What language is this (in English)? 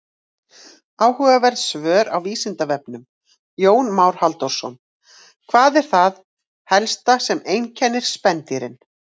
Icelandic